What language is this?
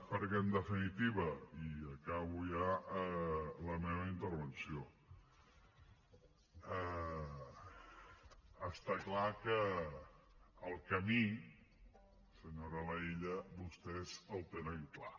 Catalan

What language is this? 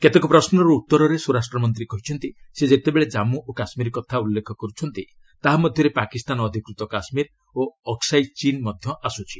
Odia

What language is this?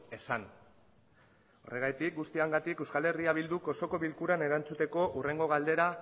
Basque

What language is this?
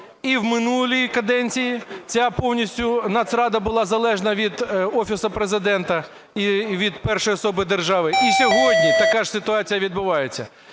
Ukrainian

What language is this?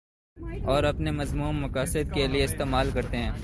Urdu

